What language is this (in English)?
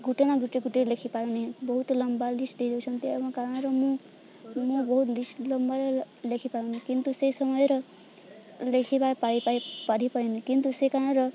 Odia